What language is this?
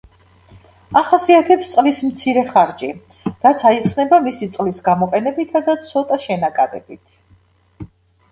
Georgian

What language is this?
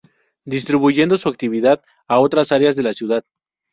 Spanish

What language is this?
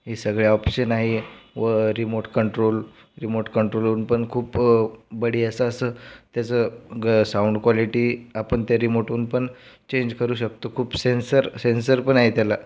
Marathi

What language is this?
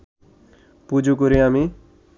Bangla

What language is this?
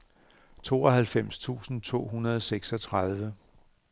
Danish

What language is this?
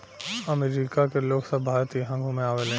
Bhojpuri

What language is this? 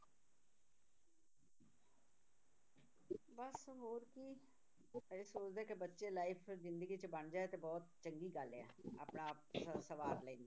Punjabi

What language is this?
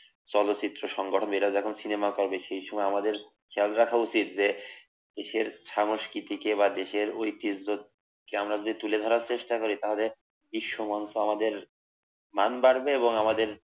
Bangla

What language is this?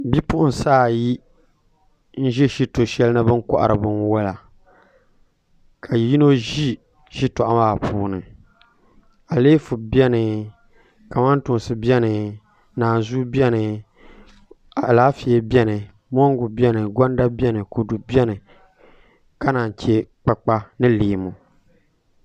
Dagbani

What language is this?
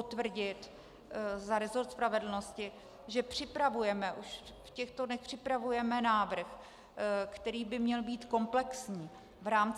Czech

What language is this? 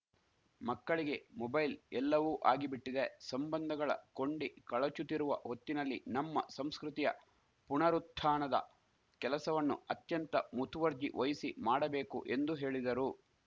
Kannada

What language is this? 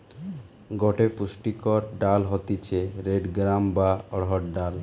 Bangla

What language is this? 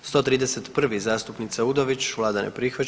Croatian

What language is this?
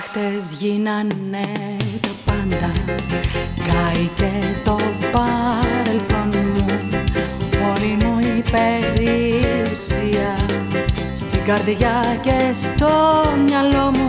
Greek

